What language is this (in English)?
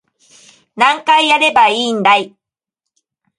Japanese